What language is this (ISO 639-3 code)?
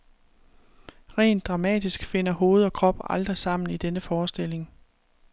dan